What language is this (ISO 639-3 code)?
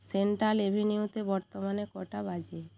ben